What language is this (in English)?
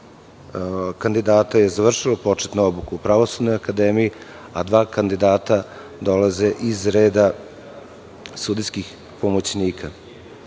Serbian